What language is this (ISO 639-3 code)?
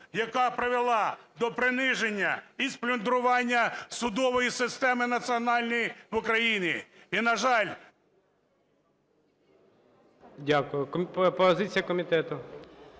ukr